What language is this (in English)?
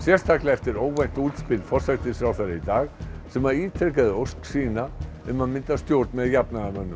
Icelandic